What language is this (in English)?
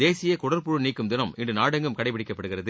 Tamil